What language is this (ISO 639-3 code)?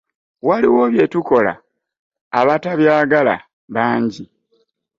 lug